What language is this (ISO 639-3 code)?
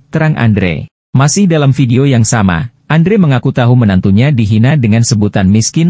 ind